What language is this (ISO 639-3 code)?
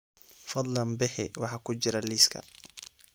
som